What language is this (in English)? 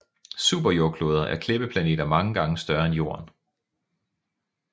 Danish